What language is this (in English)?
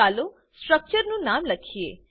Gujarati